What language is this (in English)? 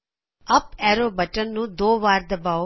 Punjabi